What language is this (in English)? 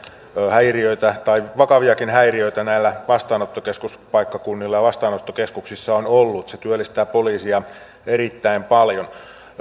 Finnish